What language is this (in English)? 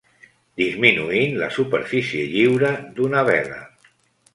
Catalan